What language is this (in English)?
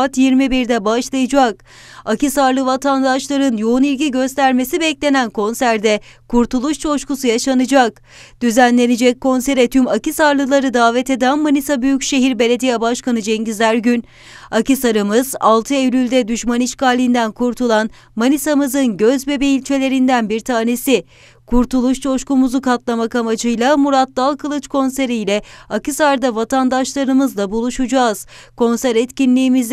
Turkish